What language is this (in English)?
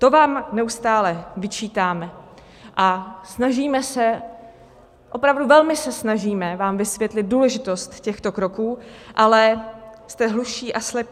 Czech